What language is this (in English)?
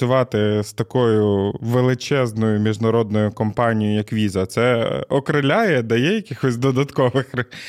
Ukrainian